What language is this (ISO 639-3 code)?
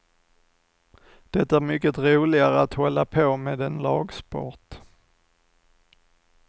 swe